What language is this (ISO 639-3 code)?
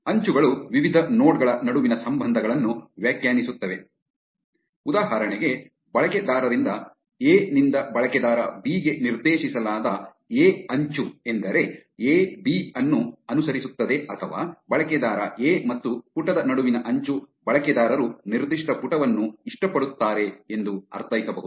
kan